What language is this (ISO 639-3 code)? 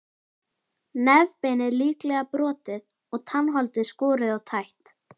isl